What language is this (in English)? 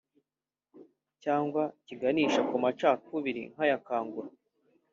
Kinyarwanda